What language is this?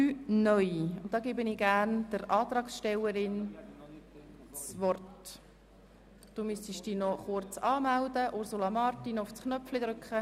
Swiss German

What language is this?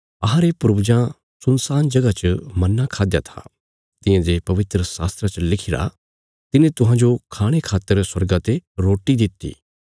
Bilaspuri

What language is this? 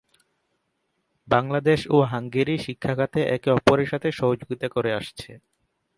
Bangla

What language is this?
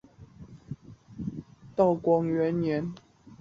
Chinese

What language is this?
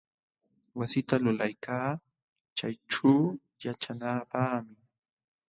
Jauja Wanca Quechua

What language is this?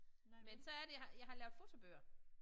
Danish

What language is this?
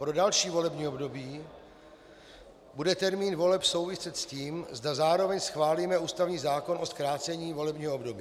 Czech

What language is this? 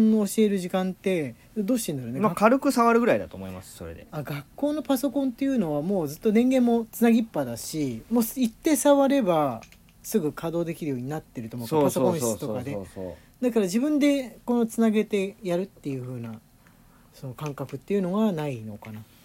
Japanese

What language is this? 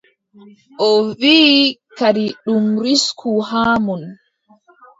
Adamawa Fulfulde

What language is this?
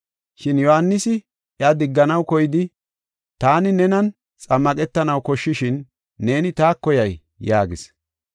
Gofa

